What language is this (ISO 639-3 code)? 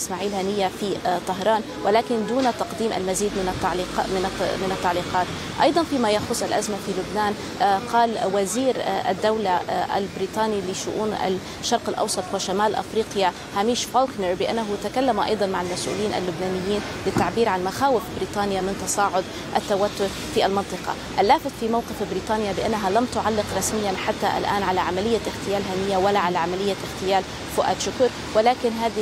ara